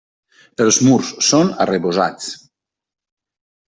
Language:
Catalan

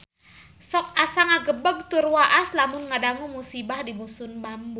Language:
Sundanese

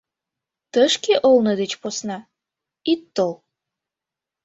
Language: Mari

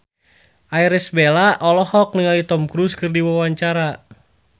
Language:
Sundanese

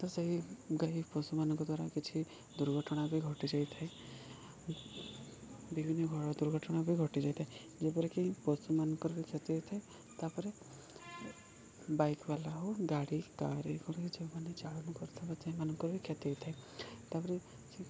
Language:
Odia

